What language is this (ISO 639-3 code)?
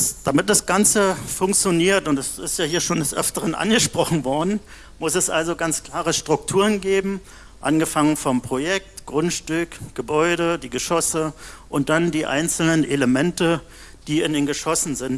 deu